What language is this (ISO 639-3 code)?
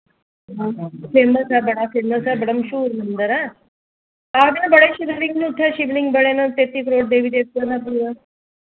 doi